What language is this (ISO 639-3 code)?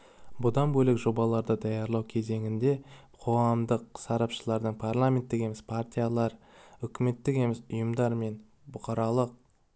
kaz